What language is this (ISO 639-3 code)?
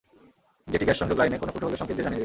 ben